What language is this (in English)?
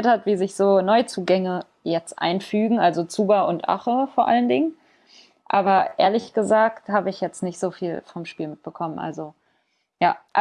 German